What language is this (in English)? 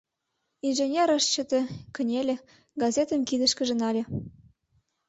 Mari